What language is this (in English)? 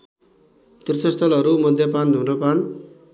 Nepali